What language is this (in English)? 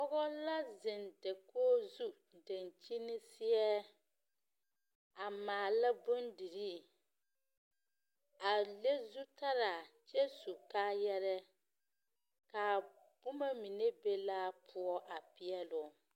Southern Dagaare